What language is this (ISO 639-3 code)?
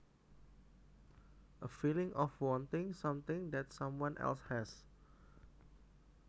jav